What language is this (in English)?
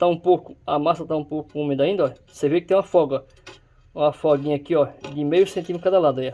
Portuguese